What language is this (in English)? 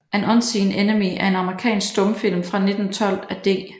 Danish